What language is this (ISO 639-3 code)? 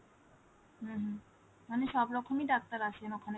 ben